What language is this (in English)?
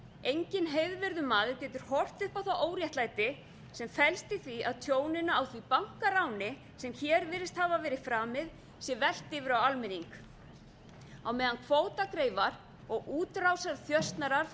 Icelandic